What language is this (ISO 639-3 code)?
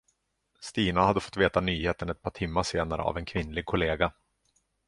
swe